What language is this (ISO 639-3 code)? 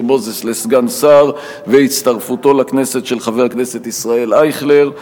heb